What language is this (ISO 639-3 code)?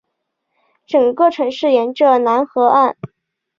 zho